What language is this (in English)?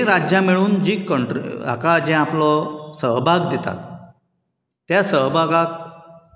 Konkani